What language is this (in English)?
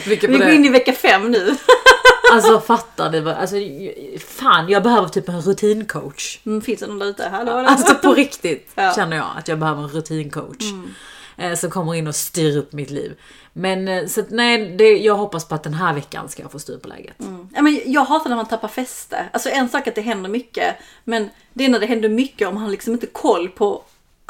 Swedish